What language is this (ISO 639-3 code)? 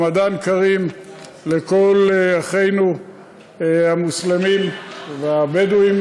heb